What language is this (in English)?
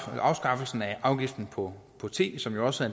Danish